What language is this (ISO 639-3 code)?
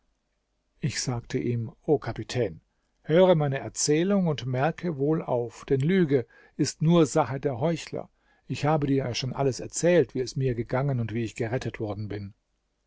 deu